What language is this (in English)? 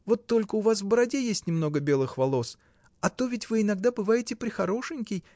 Russian